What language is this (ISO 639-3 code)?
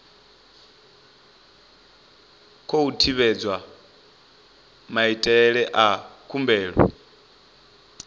ven